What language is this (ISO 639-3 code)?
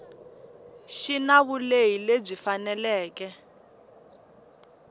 tso